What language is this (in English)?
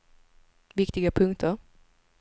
Swedish